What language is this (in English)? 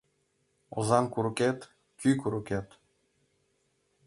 Mari